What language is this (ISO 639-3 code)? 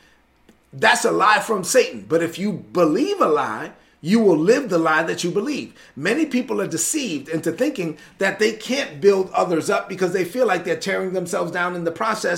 eng